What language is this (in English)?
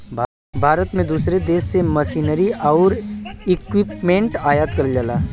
Bhojpuri